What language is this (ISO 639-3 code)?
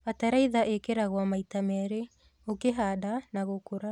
kik